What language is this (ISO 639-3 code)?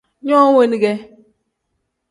kdh